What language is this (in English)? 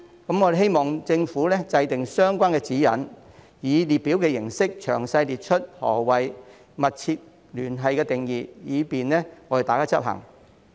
Cantonese